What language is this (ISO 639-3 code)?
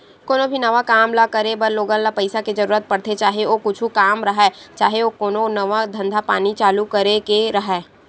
hne